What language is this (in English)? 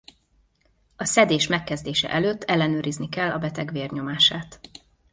Hungarian